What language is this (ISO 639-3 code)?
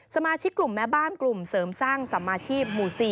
tha